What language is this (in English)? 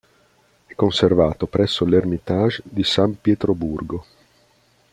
Italian